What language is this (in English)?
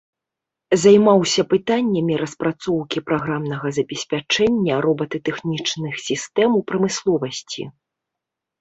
Belarusian